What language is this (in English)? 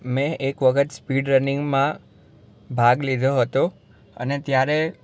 Gujarati